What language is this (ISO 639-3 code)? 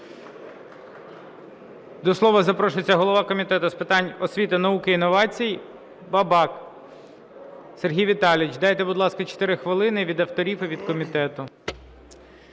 ukr